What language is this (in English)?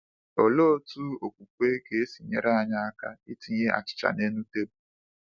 Igbo